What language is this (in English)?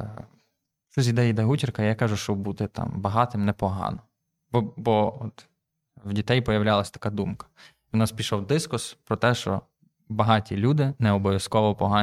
Ukrainian